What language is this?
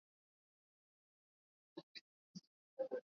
Swahili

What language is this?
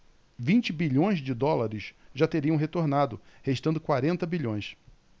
Portuguese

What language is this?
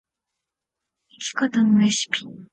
Japanese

